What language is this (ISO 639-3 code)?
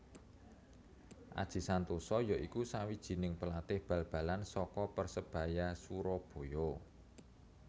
jav